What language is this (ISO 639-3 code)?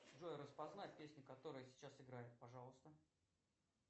rus